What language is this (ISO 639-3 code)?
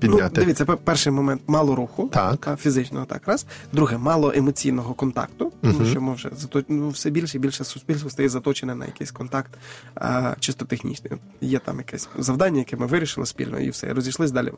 ukr